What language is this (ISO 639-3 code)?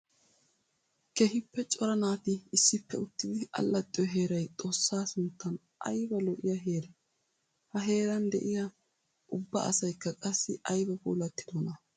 wal